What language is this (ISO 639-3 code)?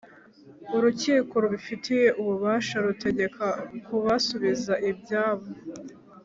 kin